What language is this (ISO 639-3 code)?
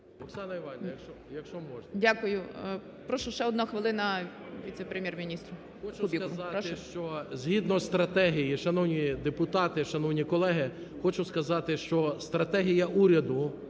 ukr